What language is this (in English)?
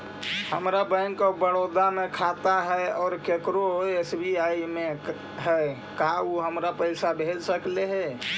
Magahi